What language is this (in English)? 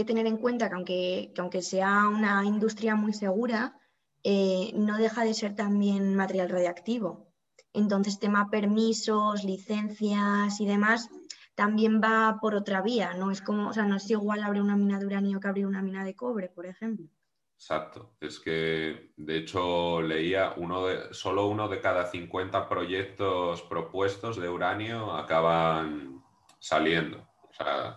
Spanish